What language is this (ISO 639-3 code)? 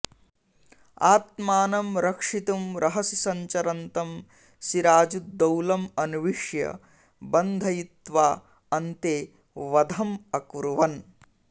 san